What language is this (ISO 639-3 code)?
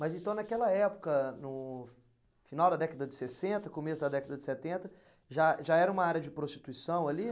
por